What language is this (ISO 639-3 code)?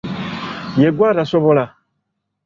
lug